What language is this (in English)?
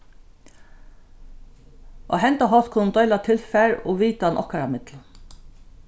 Faroese